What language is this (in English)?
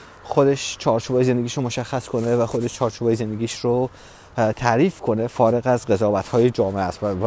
Persian